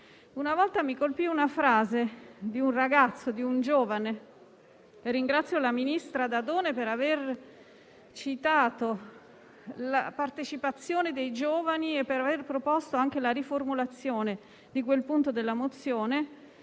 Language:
Italian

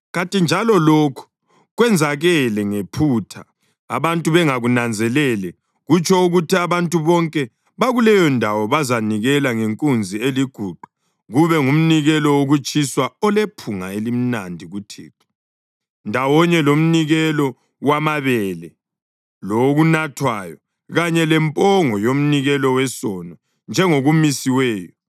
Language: North Ndebele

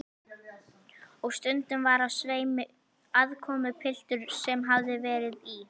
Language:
Icelandic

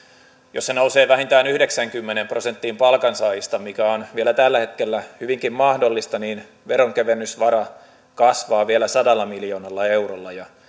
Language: Finnish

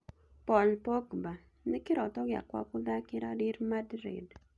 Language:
Kikuyu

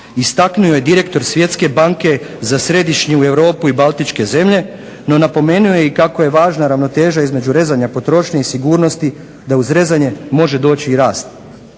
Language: Croatian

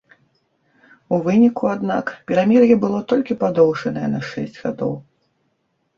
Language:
Belarusian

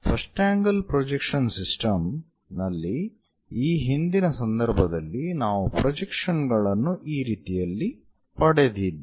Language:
Kannada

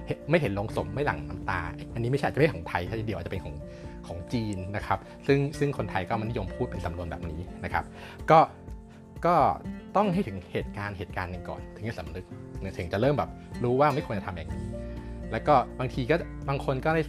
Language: Thai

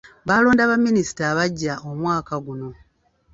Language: Ganda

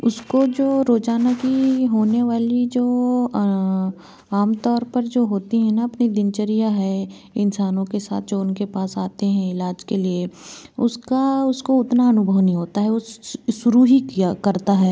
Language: Hindi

